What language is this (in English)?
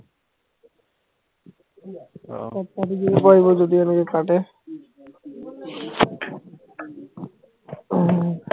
Assamese